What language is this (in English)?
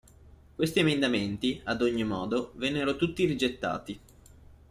Italian